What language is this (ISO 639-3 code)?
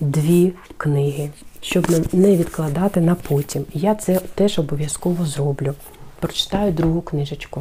ukr